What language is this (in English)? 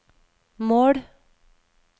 Norwegian